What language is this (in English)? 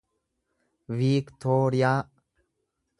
Oromo